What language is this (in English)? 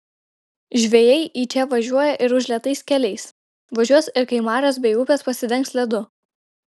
Lithuanian